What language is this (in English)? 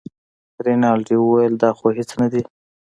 Pashto